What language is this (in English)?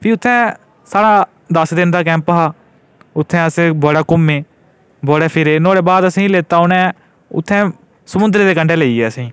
Dogri